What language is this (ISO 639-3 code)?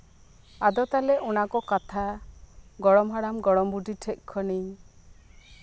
sat